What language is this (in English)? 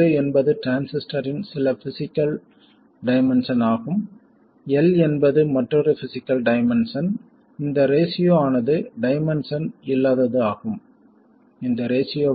Tamil